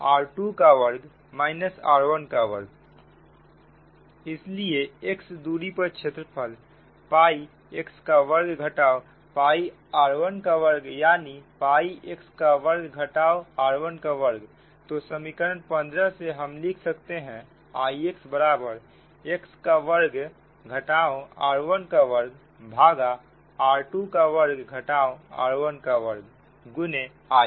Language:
Hindi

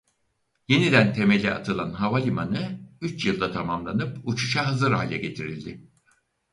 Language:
Turkish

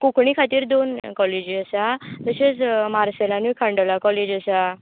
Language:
Konkani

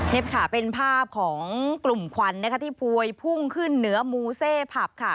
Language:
Thai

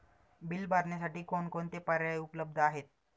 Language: Marathi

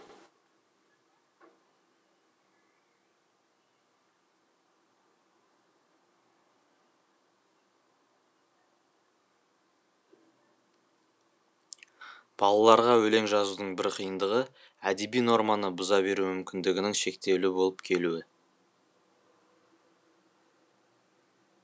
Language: Kazakh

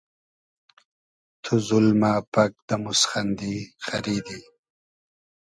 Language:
Hazaragi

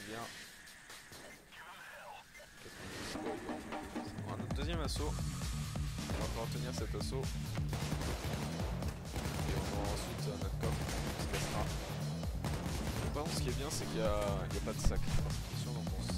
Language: French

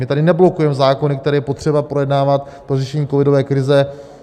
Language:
Czech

